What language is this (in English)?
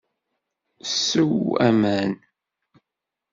Kabyle